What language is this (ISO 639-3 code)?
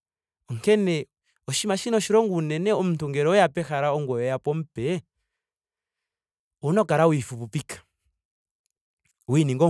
ndo